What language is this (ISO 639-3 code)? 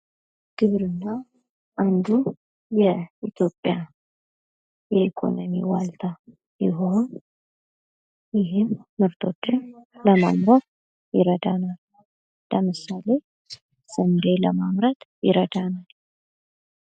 amh